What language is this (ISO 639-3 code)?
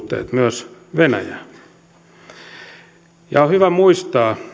fin